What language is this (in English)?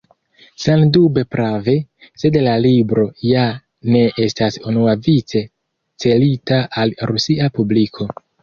Esperanto